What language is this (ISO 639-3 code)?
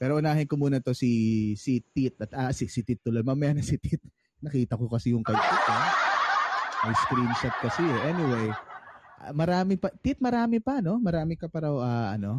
fil